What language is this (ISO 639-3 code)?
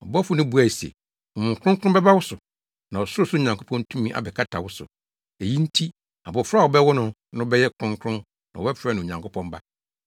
aka